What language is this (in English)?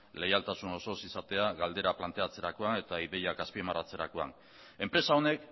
Basque